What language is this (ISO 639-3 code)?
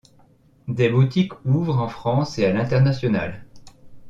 fra